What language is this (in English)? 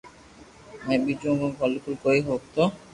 Loarki